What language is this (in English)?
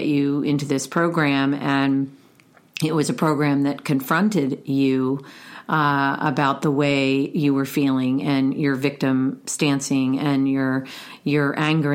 English